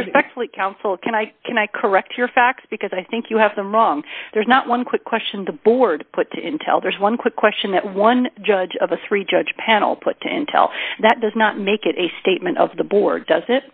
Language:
English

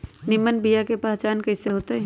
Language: Magahi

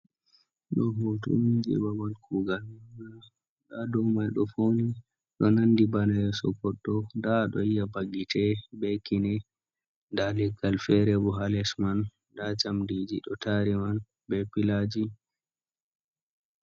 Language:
Fula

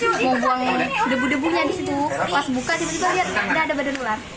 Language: Indonesian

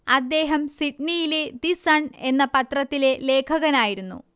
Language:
Malayalam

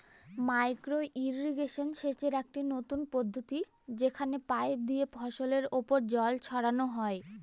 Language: Bangla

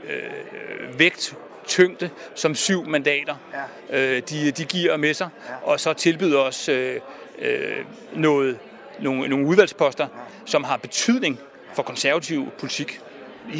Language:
Danish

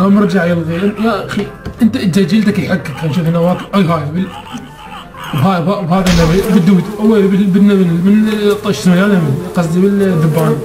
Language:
Arabic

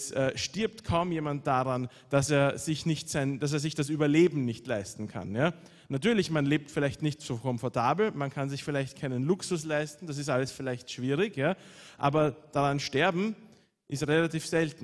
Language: German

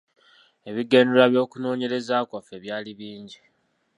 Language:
Ganda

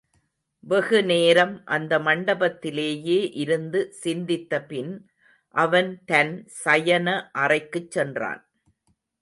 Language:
Tamil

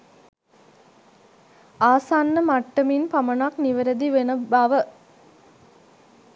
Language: Sinhala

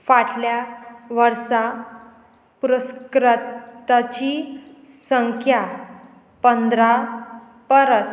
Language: Konkani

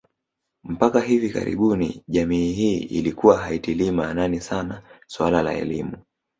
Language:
Swahili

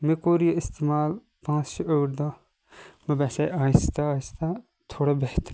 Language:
Kashmiri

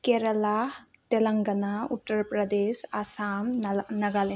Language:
Manipuri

